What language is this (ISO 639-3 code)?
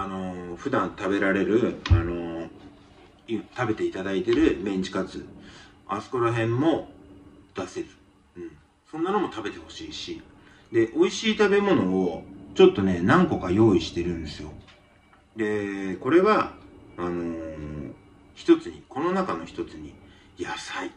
jpn